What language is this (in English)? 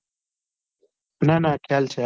Gujarati